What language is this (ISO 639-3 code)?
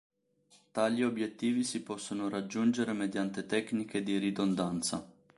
ita